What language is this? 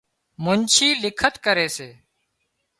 Wadiyara Koli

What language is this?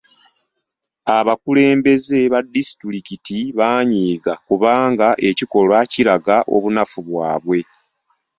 Ganda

